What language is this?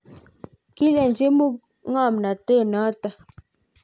Kalenjin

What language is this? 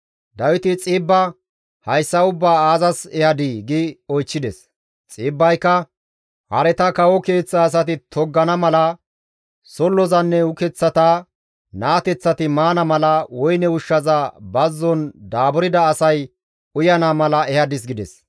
Gamo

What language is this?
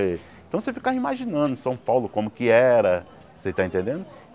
Portuguese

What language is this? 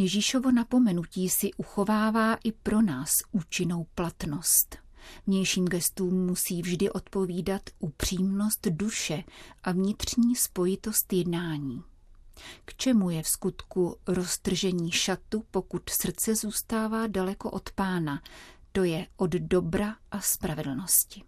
Czech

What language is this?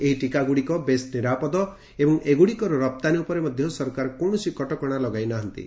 Odia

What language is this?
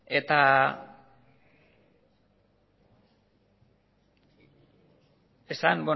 Basque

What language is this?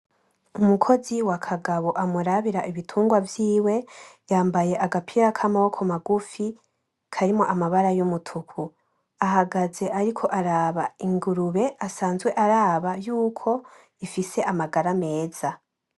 Rundi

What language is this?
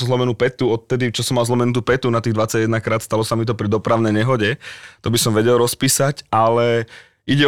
Slovak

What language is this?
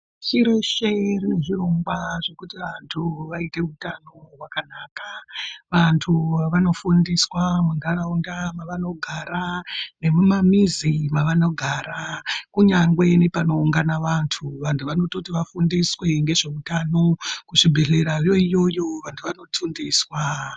Ndau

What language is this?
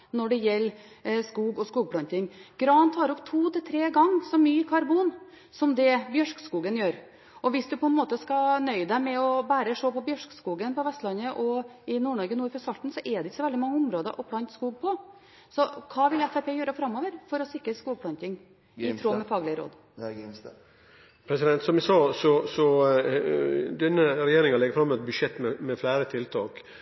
Norwegian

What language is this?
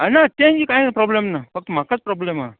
Konkani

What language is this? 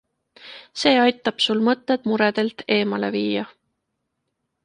Estonian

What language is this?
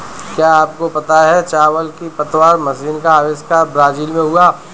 Hindi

